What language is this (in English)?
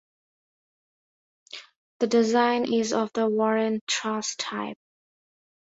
English